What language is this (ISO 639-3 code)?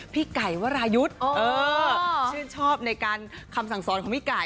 tha